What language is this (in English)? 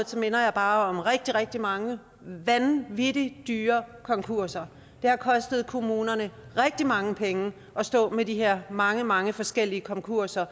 Danish